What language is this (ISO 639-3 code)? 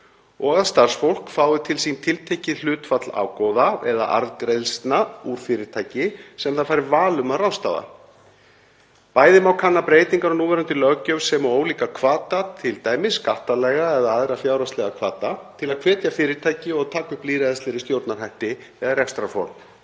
isl